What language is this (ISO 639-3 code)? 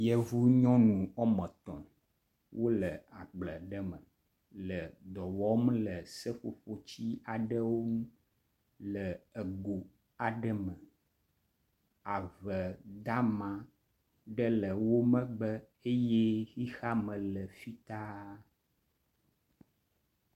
ewe